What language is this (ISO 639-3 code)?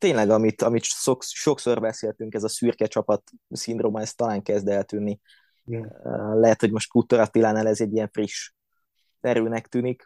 hun